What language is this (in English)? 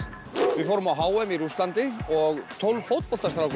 Icelandic